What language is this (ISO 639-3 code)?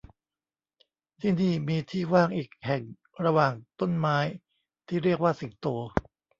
tha